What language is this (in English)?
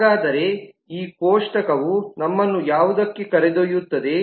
Kannada